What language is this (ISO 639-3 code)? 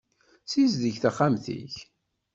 kab